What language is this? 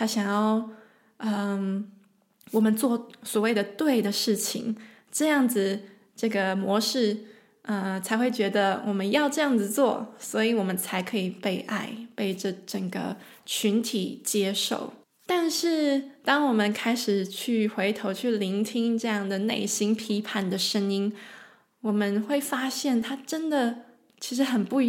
Chinese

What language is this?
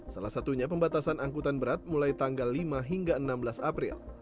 Indonesian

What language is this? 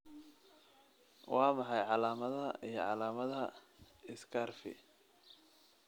Somali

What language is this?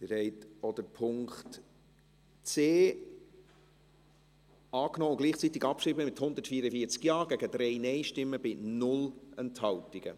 Swiss German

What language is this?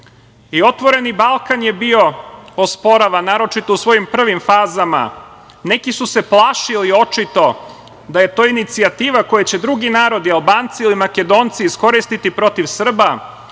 Serbian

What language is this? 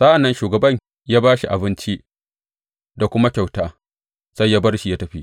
Hausa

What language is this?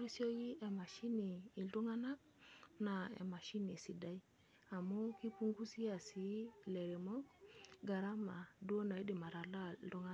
Masai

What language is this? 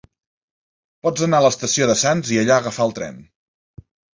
Catalan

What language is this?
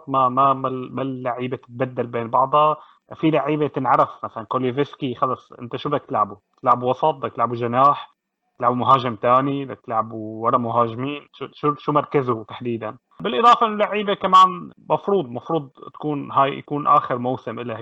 Arabic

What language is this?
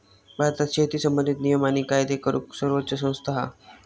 Marathi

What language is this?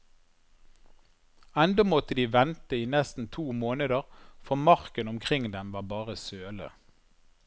Norwegian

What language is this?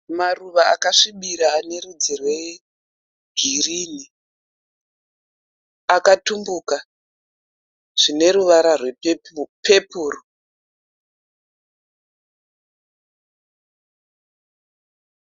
Shona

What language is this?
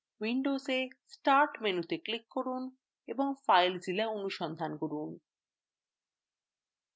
Bangla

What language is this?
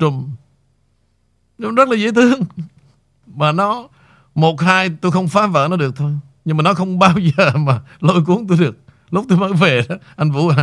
Vietnamese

